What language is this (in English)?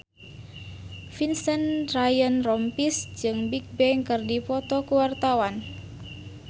Sundanese